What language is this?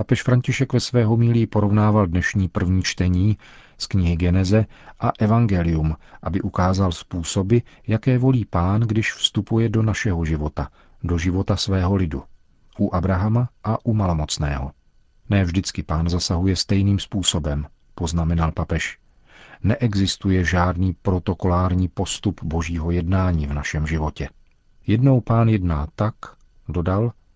Czech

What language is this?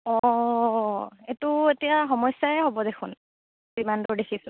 Assamese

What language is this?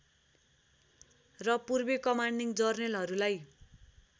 Nepali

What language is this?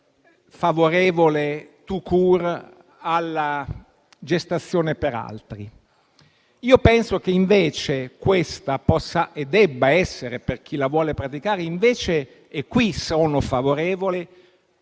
Italian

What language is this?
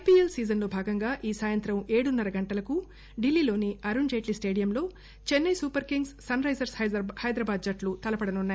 Telugu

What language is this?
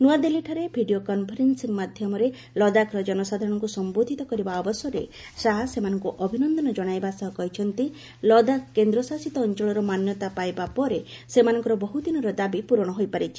Odia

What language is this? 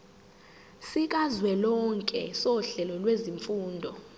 Zulu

